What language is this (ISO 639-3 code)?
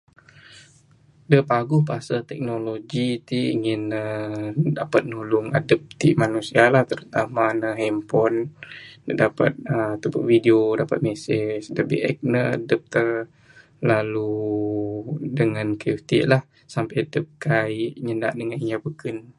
sdo